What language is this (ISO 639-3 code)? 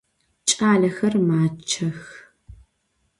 ady